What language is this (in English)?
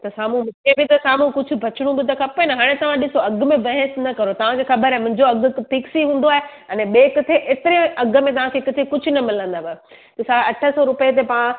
Sindhi